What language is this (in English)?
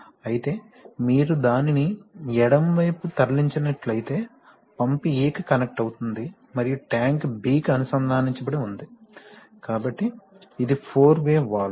Telugu